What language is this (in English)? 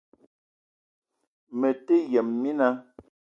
Eton (Cameroon)